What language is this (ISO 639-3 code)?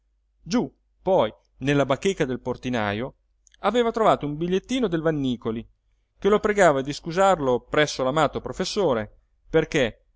ita